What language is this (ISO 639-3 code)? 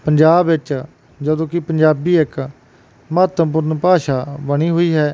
pan